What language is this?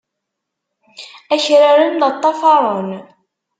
Kabyle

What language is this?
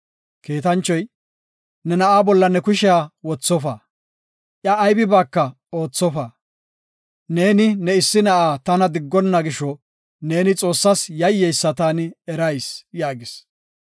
Gofa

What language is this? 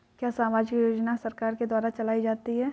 Hindi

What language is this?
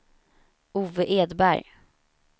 Swedish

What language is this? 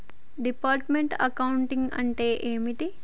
Telugu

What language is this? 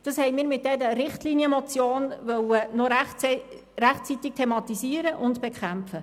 Swiss German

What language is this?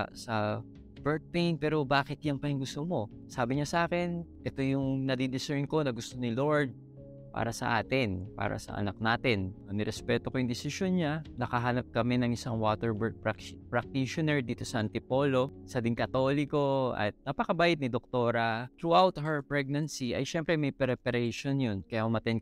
Filipino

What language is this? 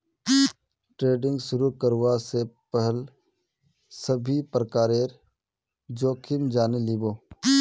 Magahi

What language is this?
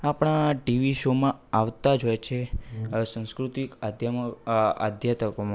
Gujarati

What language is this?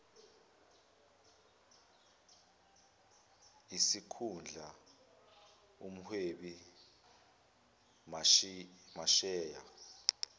Zulu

